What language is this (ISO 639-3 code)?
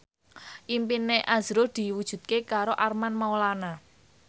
jav